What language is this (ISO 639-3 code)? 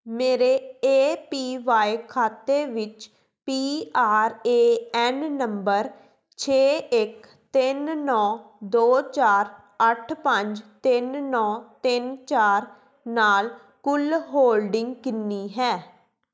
pan